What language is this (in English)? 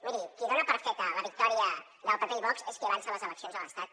Catalan